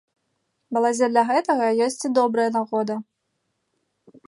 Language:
Belarusian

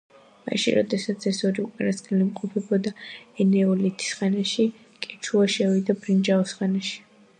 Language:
Georgian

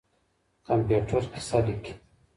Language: Pashto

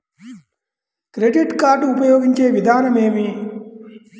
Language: Telugu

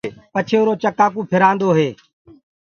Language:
Gurgula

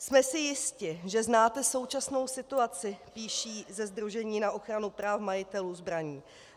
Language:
Czech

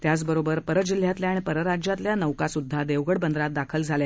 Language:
Marathi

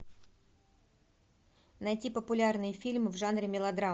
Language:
Russian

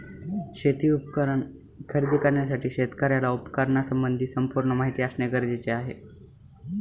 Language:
Marathi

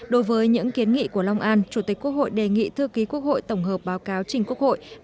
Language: Vietnamese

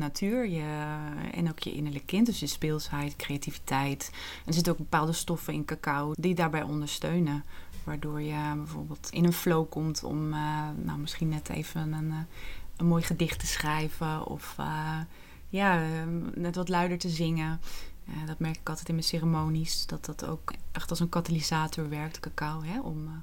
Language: Dutch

